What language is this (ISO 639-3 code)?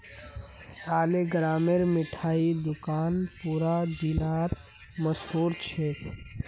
mag